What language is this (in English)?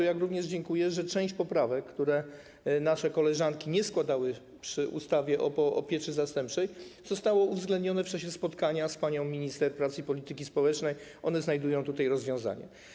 Polish